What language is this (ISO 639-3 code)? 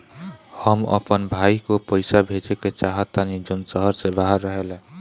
bho